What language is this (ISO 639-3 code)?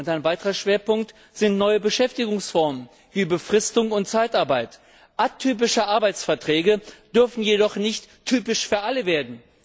deu